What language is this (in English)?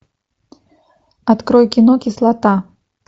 Russian